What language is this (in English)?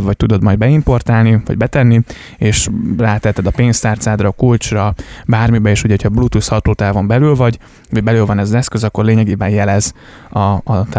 Hungarian